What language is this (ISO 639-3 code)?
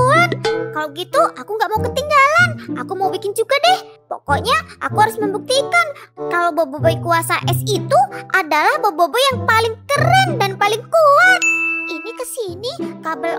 ind